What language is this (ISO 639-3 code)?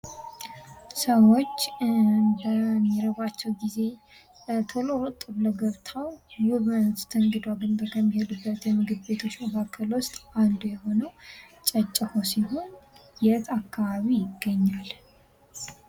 amh